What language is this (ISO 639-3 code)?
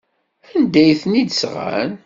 kab